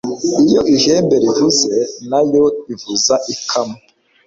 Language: Kinyarwanda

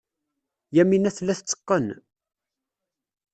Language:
Kabyle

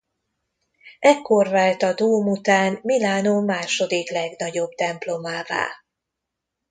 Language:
Hungarian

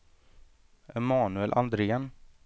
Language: Swedish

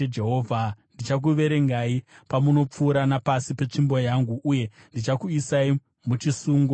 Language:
Shona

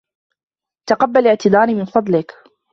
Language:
Arabic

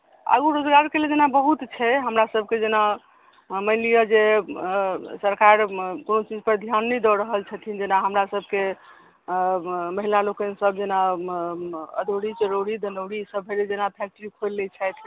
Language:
Maithili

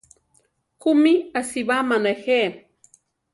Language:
Central Tarahumara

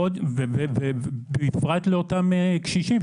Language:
Hebrew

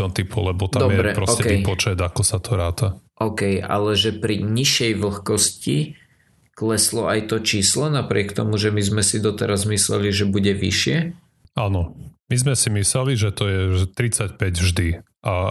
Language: Slovak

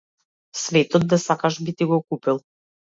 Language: Macedonian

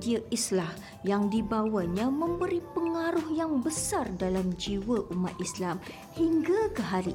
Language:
Malay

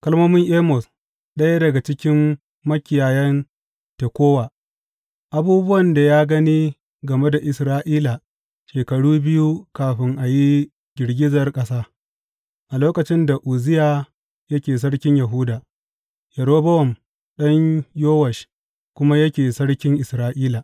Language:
Hausa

